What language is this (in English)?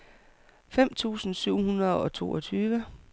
Danish